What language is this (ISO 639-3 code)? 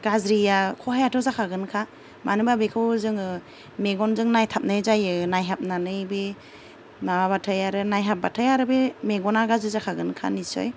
brx